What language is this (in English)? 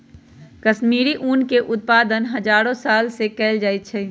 Magahi